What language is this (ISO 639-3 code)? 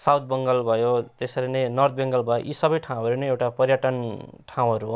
nep